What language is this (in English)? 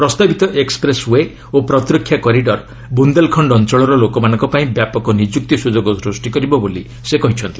Odia